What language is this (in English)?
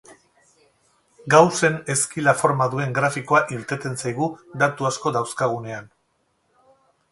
Basque